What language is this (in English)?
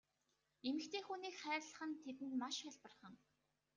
Mongolian